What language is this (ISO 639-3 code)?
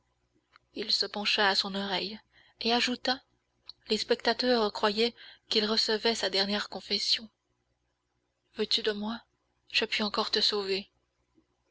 fra